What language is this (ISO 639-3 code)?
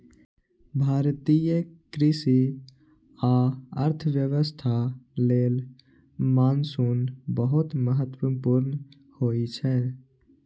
mai